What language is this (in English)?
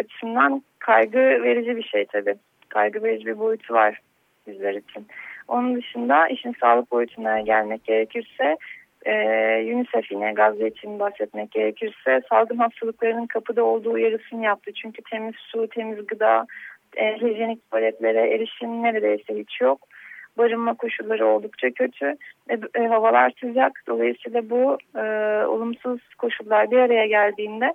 Turkish